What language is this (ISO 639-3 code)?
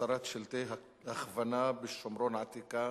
heb